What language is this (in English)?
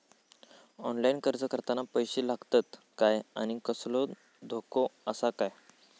Marathi